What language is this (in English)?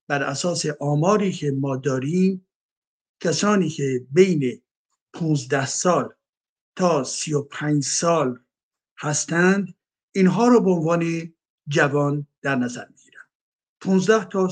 Persian